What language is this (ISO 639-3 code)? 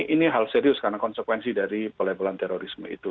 ind